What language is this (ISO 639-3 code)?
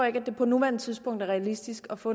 dan